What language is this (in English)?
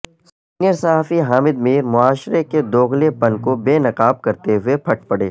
Urdu